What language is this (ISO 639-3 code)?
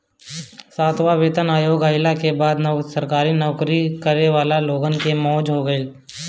bho